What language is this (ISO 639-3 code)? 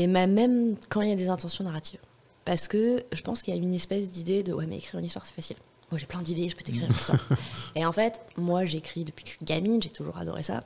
fra